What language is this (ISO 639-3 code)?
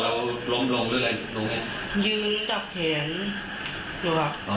tha